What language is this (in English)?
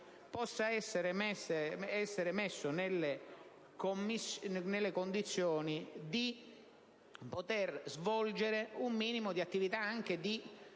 Italian